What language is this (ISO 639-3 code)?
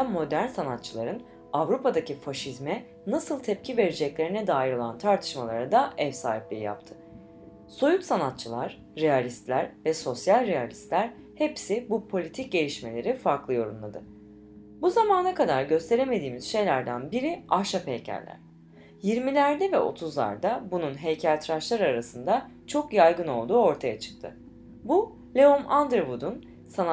tur